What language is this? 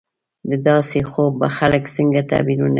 Pashto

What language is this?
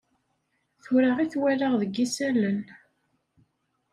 Kabyle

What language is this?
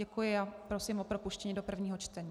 Czech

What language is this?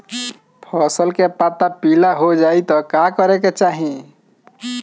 Bhojpuri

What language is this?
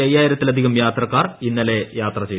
Malayalam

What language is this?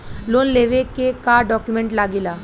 Bhojpuri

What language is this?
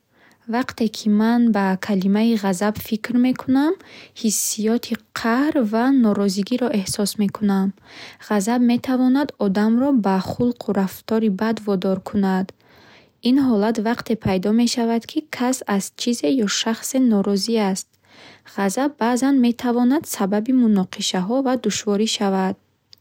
Bukharic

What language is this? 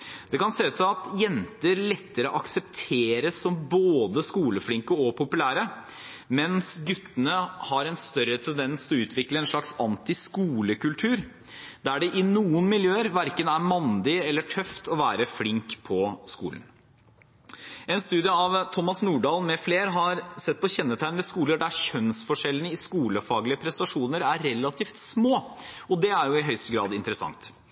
Norwegian Bokmål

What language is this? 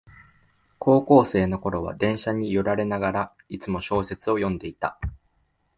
Japanese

